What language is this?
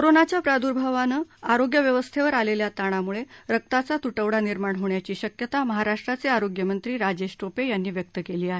Marathi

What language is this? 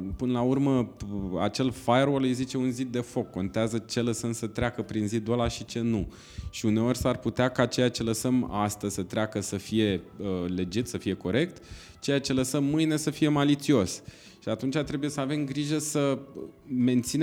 Romanian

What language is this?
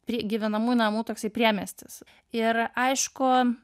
Lithuanian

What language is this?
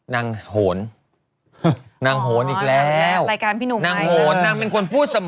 Thai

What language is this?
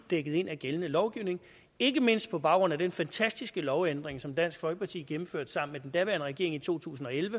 Danish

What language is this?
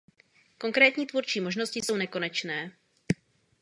Czech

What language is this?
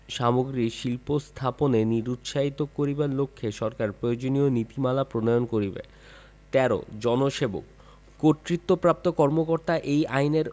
Bangla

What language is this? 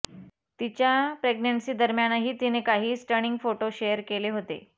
Marathi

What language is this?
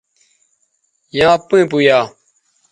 Bateri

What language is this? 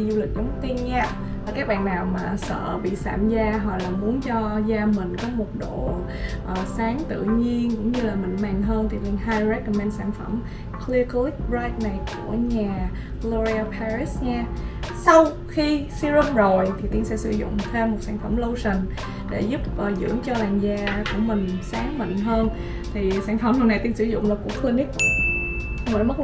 Vietnamese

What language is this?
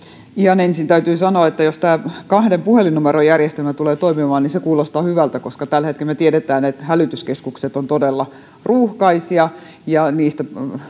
Finnish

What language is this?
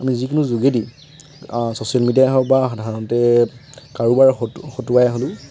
Assamese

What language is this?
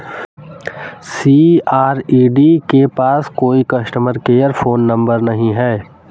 Hindi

